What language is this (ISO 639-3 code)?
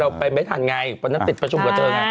tha